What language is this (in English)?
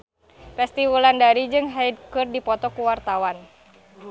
Sundanese